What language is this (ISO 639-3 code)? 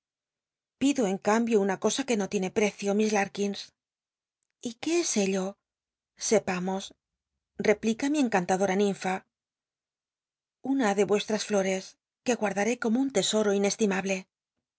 spa